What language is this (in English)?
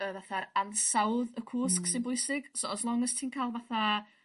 Welsh